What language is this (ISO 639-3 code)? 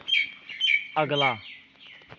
doi